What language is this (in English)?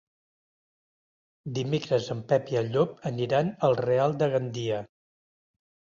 Catalan